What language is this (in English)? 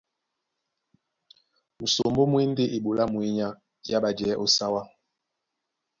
Duala